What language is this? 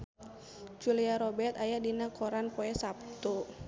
Sundanese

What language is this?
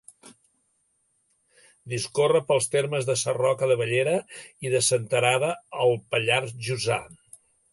Catalan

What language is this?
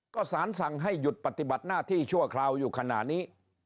Thai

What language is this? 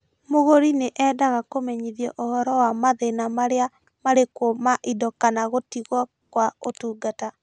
Kikuyu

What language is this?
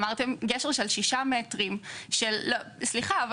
Hebrew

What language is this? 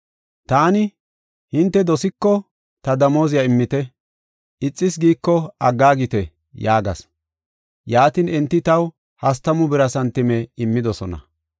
Gofa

